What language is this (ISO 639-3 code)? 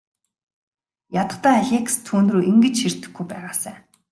mon